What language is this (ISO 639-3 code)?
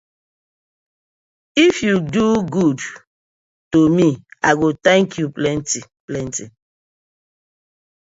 pcm